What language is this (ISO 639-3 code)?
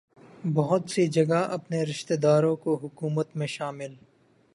urd